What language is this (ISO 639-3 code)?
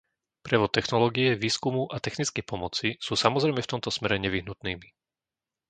slk